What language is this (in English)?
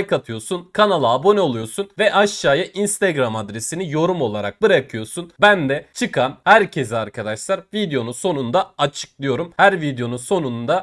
Turkish